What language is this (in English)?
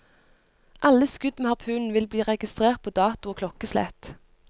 Norwegian